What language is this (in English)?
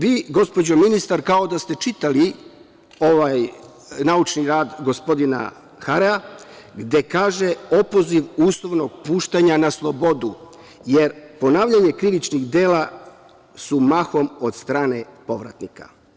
Serbian